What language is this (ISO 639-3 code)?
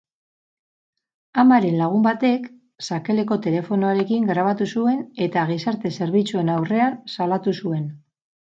eus